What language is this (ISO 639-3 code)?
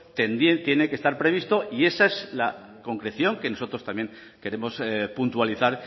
spa